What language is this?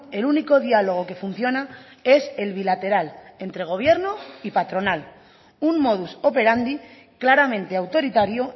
Spanish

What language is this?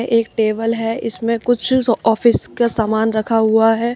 Hindi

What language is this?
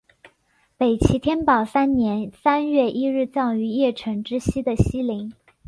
Chinese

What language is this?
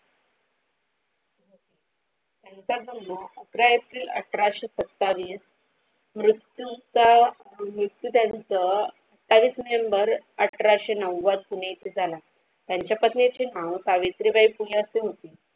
Marathi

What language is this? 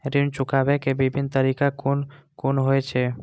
Maithili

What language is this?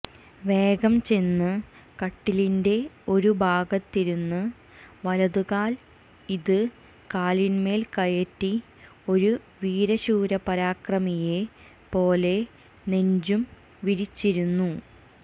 Malayalam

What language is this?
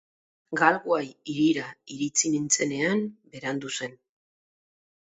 Basque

